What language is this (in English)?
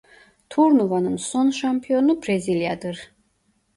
Turkish